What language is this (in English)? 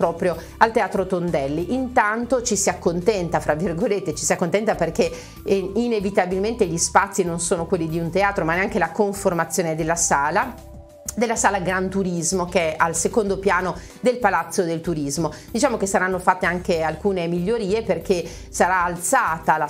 Italian